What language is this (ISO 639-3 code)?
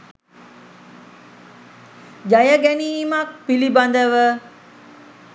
sin